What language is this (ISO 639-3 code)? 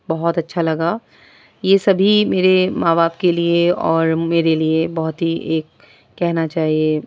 urd